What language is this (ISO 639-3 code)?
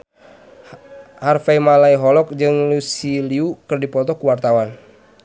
sun